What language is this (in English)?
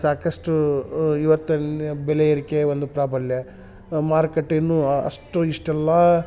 Kannada